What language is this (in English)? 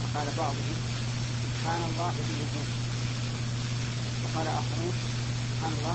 Arabic